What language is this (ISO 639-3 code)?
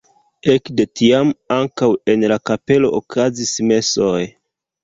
epo